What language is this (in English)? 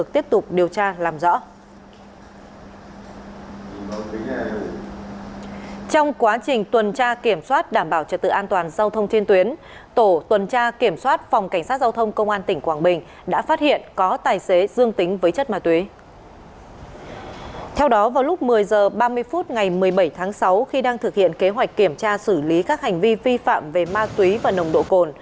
Vietnamese